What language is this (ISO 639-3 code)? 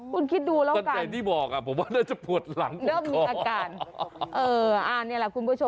tha